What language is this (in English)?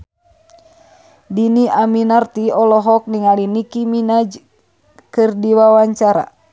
Sundanese